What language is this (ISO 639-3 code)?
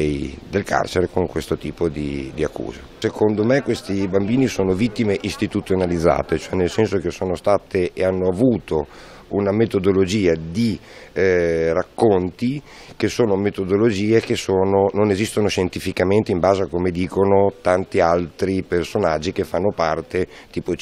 ita